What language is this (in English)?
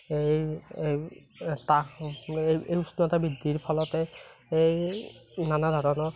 Assamese